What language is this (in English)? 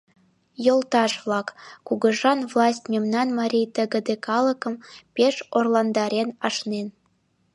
Mari